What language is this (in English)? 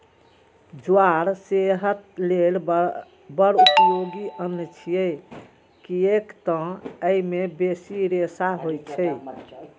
Maithili